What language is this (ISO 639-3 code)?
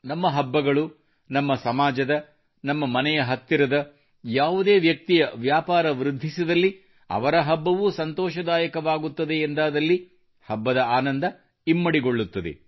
kan